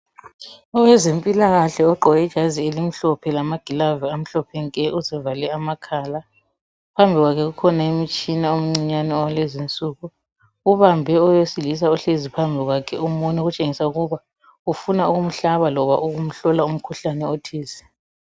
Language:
North Ndebele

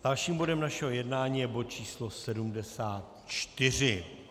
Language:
Czech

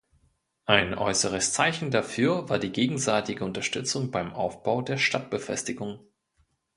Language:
German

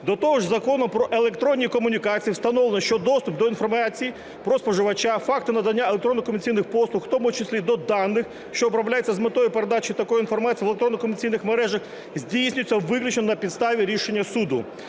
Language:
Ukrainian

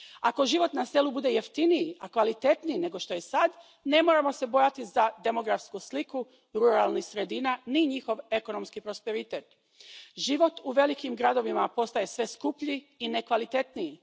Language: Croatian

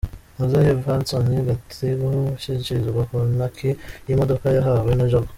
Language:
Kinyarwanda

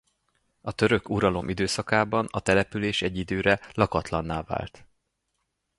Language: Hungarian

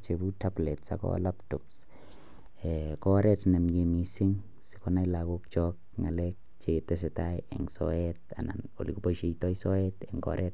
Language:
Kalenjin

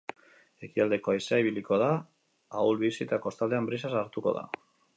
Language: Basque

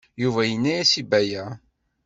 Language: Kabyle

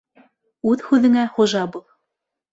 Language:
Bashkir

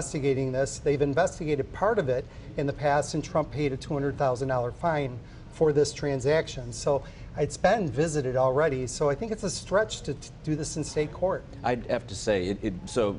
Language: English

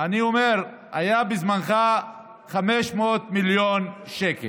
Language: Hebrew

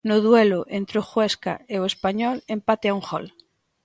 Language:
Galician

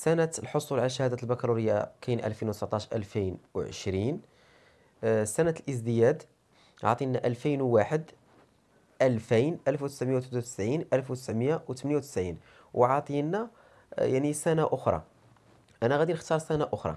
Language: Arabic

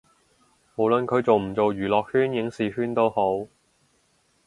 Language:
Cantonese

